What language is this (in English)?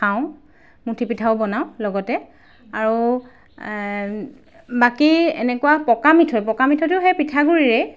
Assamese